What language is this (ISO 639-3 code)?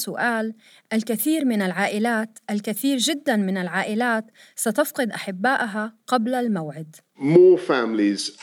ara